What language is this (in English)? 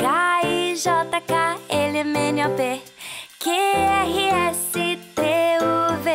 Portuguese